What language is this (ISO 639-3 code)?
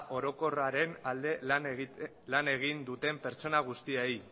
eus